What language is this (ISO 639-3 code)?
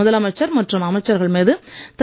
tam